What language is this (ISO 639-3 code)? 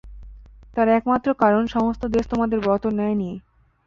ben